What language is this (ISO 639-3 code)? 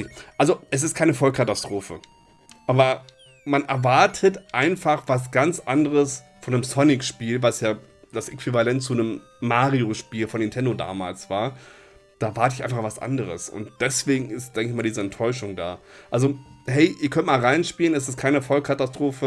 deu